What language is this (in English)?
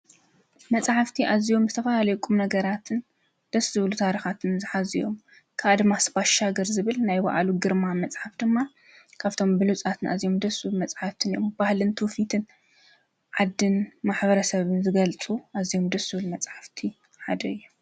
Tigrinya